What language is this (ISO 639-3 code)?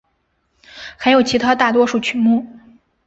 zho